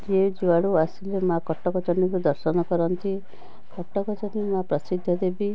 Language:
Odia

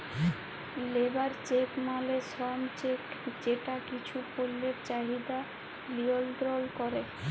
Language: Bangla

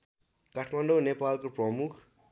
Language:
Nepali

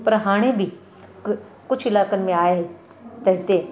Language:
Sindhi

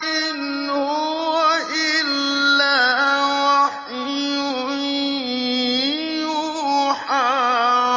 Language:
Arabic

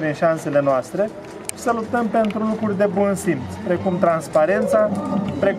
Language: Romanian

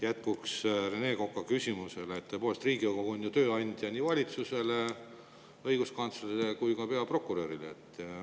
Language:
Estonian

